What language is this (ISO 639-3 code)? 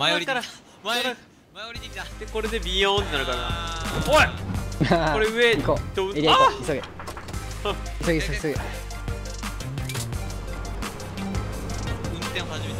jpn